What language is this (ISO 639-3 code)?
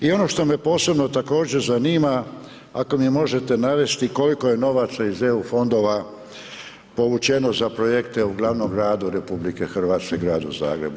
hrv